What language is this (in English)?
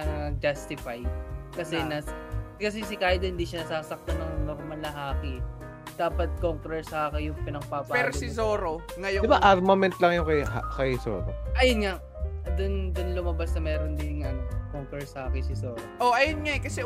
Filipino